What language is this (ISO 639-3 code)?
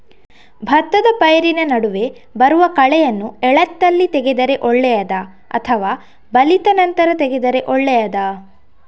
kan